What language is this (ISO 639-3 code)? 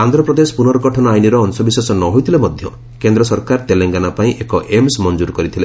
ori